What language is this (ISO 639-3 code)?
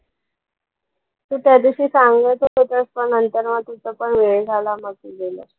mar